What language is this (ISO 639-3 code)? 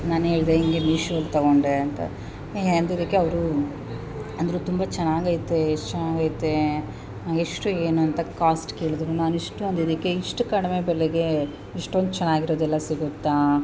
kan